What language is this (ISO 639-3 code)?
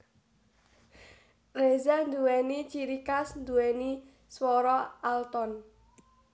jav